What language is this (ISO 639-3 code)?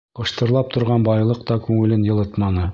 bak